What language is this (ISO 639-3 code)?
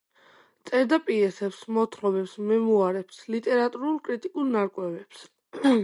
kat